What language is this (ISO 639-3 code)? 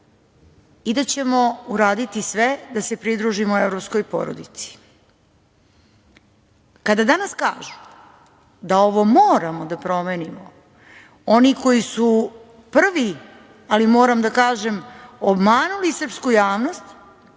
srp